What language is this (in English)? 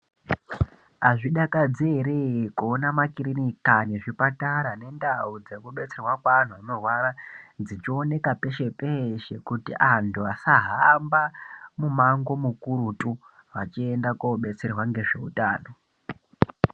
Ndau